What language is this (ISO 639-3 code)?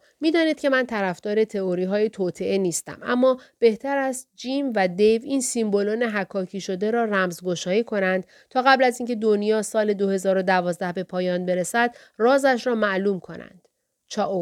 fas